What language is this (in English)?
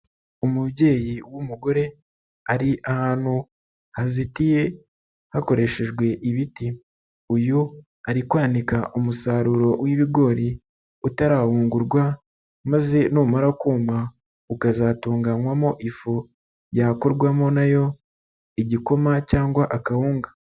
Kinyarwanda